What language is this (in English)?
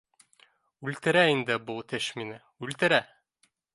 Bashkir